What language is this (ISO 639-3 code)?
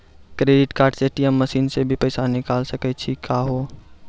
mai